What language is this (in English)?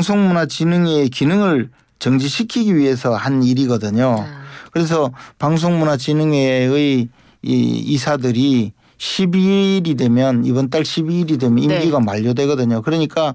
Korean